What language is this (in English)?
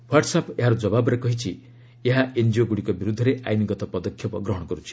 Odia